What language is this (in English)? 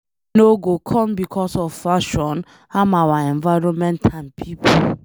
Nigerian Pidgin